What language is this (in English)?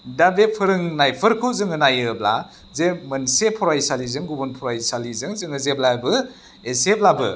Bodo